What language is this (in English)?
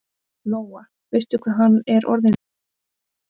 Icelandic